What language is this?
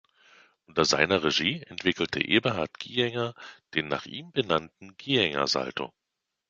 German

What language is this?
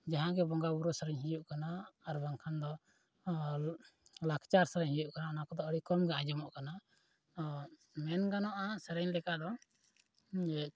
Santali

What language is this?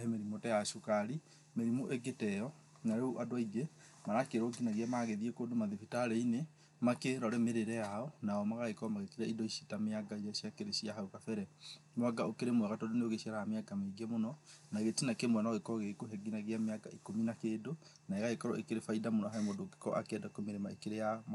Kikuyu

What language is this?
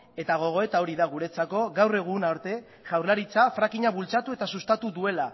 Basque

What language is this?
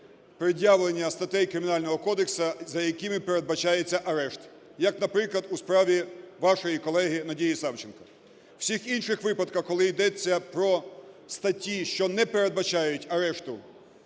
Ukrainian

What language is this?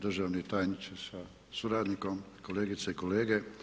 Croatian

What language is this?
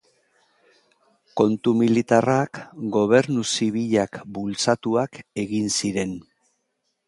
Basque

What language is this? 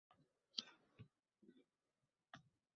Uzbek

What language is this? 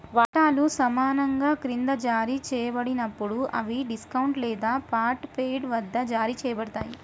Telugu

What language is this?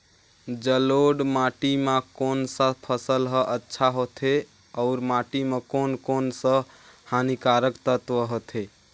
Chhattisgarhi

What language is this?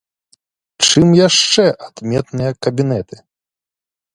Belarusian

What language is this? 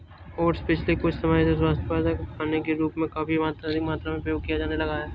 Hindi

